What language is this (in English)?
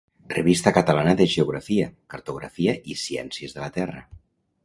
Catalan